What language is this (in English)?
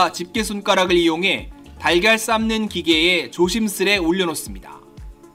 Korean